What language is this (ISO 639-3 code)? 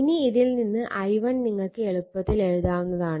mal